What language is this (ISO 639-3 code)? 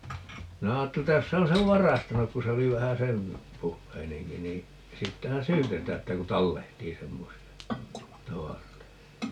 fin